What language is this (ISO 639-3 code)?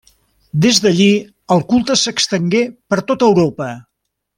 cat